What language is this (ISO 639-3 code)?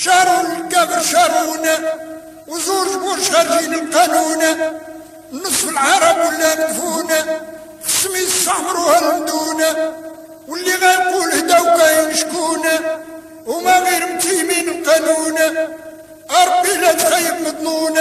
ara